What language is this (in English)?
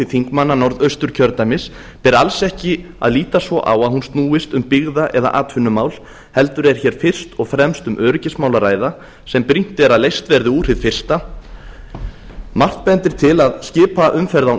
Icelandic